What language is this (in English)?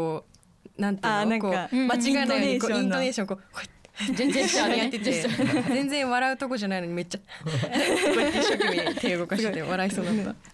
Japanese